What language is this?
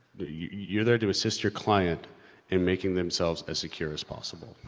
English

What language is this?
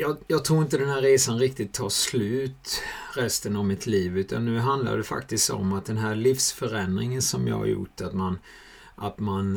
Swedish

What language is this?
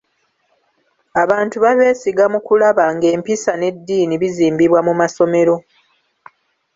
Ganda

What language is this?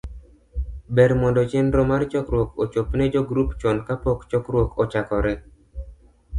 Luo (Kenya and Tanzania)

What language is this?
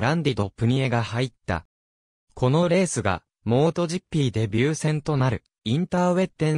Japanese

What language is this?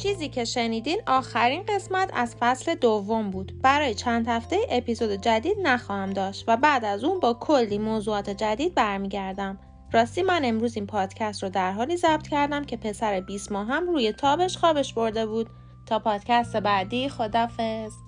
Persian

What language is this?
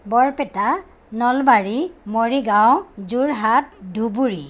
Assamese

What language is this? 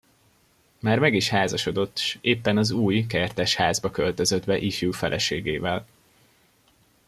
Hungarian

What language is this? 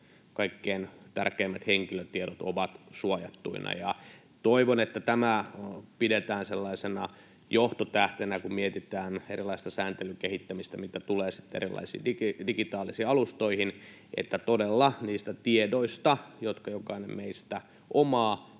Finnish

